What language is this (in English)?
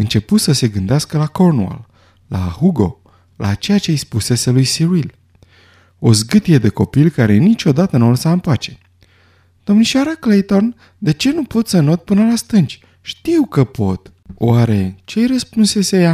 Romanian